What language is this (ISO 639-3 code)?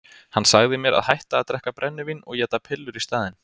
isl